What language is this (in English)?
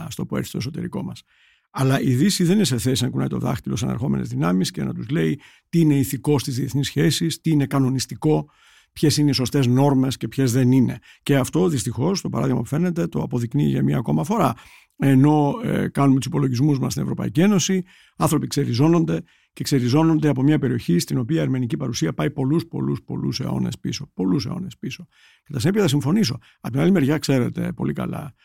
Greek